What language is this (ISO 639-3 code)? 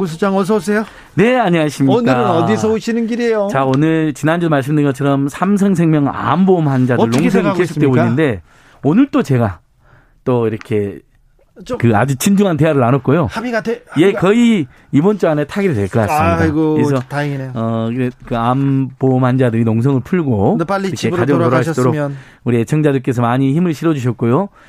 kor